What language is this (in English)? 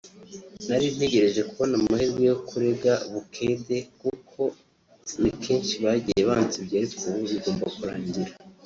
Kinyarwanda